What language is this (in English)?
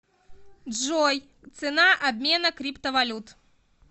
Russian